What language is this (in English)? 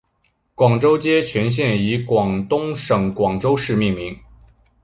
Chinese